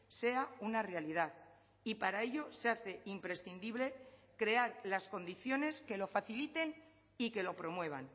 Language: Spanish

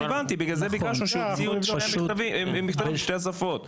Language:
Hebrew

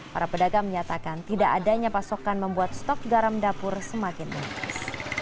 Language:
Indonesian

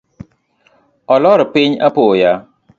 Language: Luo (Kenya and Tanzania)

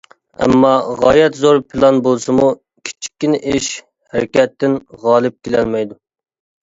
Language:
Uyghur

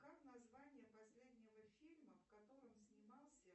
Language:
Russian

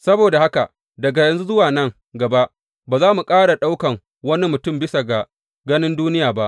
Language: Hausa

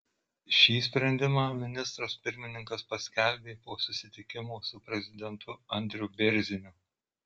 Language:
Lithuanian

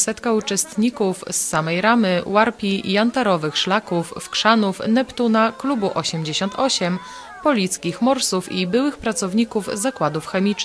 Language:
Polish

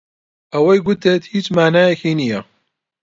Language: Central Kurdish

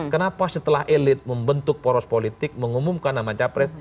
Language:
Indonesian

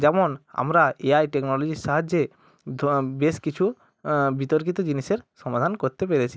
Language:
Bangla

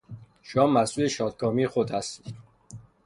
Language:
Persian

